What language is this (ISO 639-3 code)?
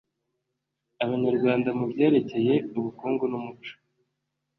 kin